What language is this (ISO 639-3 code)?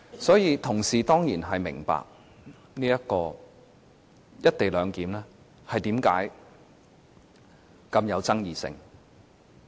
yue